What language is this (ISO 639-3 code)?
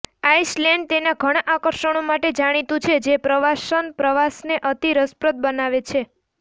guj